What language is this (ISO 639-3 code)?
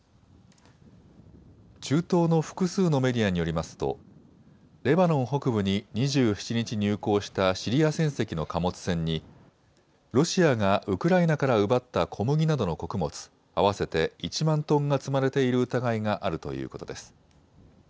jpn